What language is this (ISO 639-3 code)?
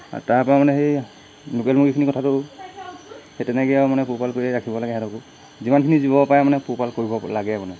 asm